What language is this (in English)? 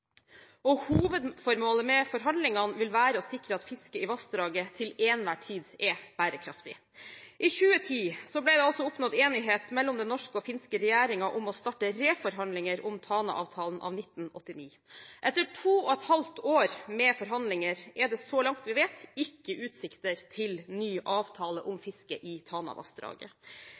Norwegian Bokmål